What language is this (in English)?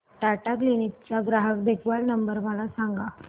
Marathi